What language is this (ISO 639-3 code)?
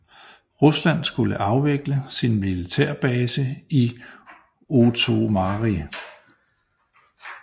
dan